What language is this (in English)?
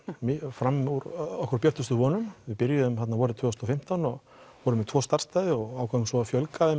Icelandic